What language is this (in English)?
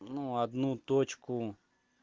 Russian